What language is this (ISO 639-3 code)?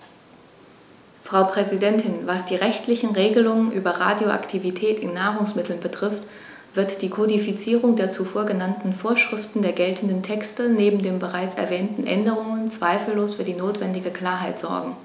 deu